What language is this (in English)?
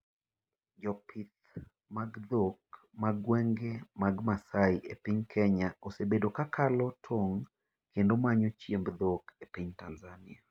Luo (Kenya and Tanzania)